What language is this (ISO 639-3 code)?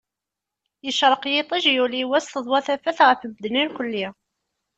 kab